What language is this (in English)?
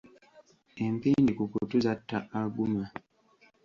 Ganda